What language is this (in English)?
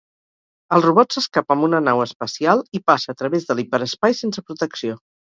Catalan